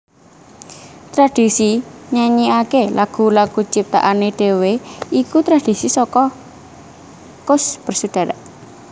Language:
Javanese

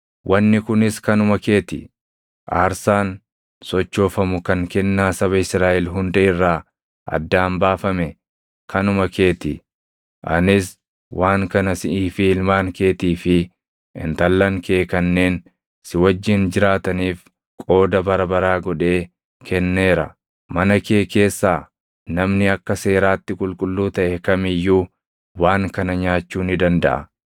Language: Oromo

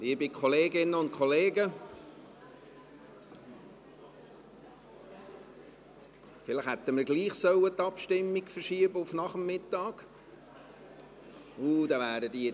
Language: Swiss German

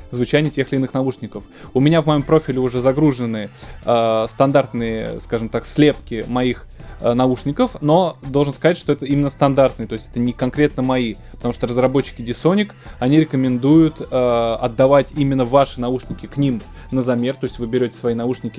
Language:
Russian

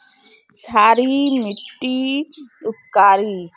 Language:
Magahi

